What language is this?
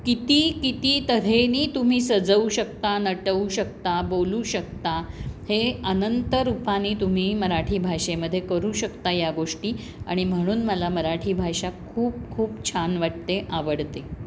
Marathi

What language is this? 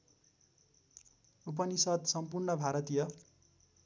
Nepali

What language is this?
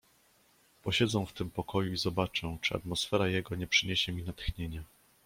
Polish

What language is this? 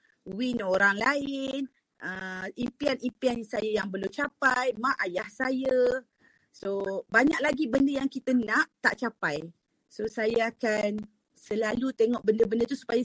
Malay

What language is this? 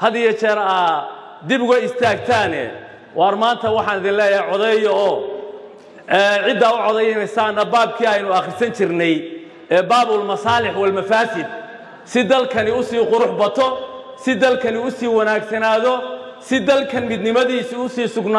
Arabic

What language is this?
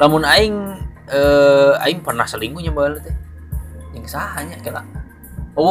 Indonesian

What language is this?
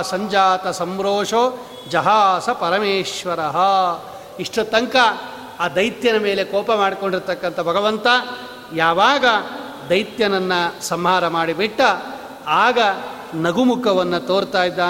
Kannada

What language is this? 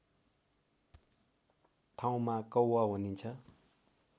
Nepali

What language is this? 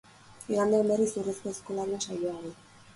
Basque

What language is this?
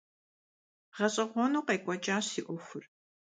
Kabardian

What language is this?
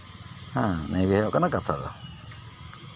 Santali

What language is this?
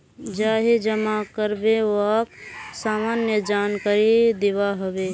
Magahi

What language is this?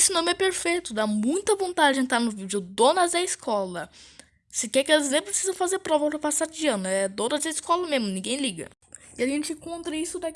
Portuguese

